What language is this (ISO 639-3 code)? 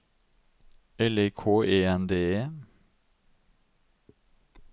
nor